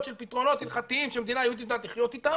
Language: Hebrew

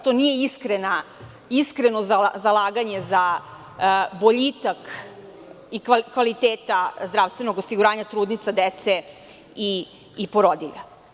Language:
Serbian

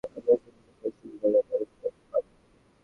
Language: Bangla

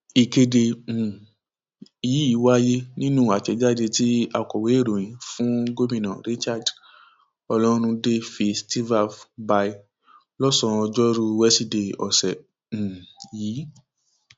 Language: Yoruba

